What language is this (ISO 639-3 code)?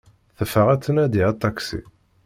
kab